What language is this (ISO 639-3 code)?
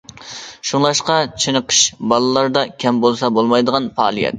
uig